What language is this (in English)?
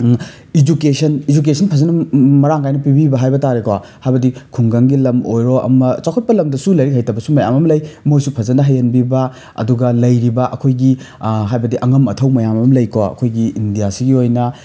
Manipuri